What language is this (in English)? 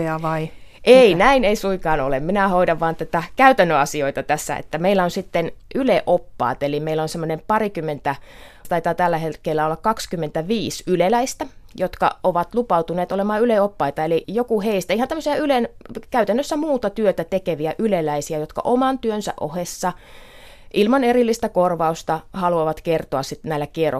Finnish